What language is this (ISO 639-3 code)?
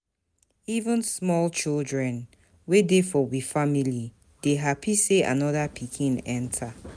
pcm